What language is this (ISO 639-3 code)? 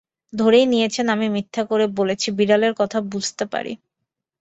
ben